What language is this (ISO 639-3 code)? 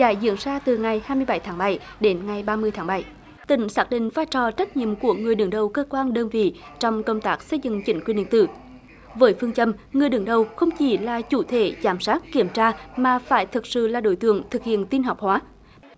vie